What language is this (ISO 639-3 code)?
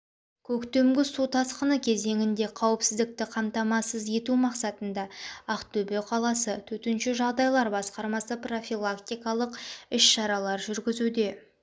kaz